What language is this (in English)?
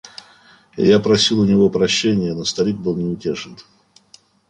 Russian